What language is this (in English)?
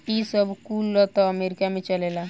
Bhojpuri